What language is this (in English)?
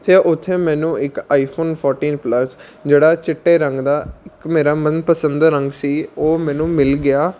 Punjabi